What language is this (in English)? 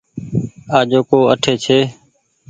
Goaria